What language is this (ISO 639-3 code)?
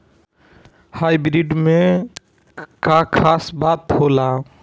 bho